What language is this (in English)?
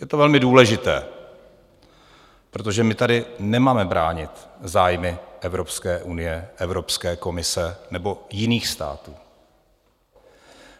Czech